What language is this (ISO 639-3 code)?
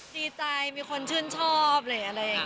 tha